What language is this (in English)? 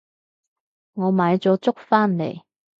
Cantonese